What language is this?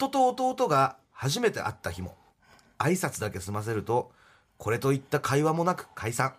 Japanese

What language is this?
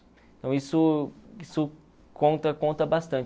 Portuguese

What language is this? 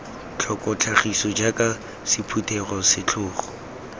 Tswana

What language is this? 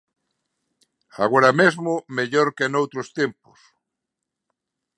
Galician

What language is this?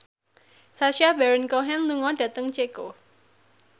Javanese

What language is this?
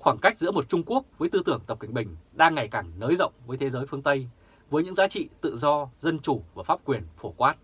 Vietnamese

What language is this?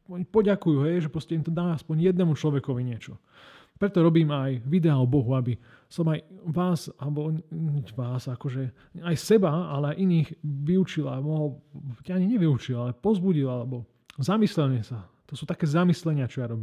Slovak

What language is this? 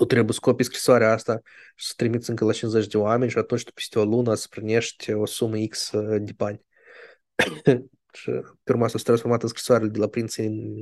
Romanian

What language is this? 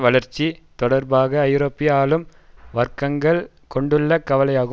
Tamil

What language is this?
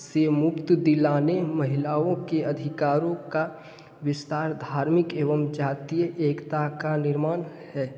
Hindi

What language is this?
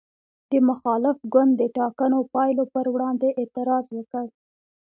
Pashto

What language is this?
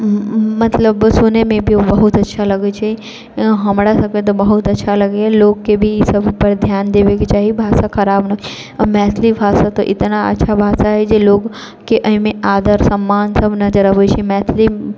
Maithili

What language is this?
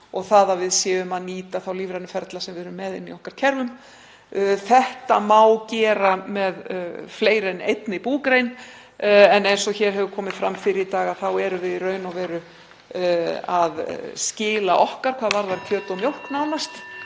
Icelandic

